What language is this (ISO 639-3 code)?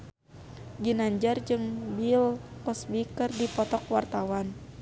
sun